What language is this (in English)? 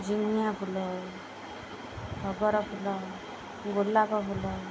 Odia